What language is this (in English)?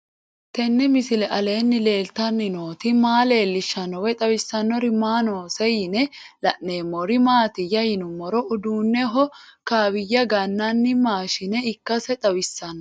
Sidamo